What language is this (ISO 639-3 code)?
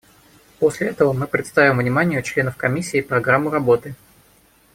rus